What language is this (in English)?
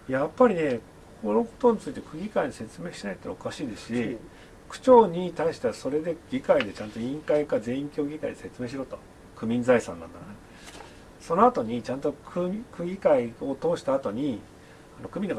Japanese